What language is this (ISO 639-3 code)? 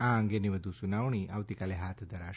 guj